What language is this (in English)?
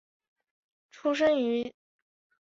Chinese